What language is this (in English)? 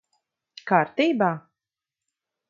Latvian